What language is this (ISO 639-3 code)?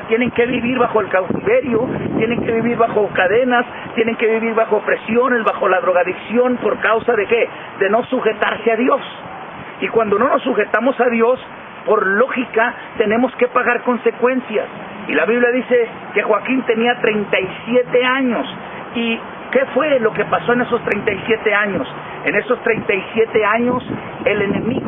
spa